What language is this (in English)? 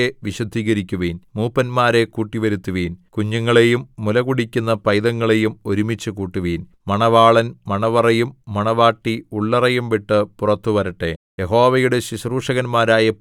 Malayalam